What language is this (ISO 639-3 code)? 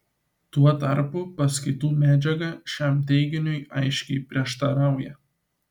lit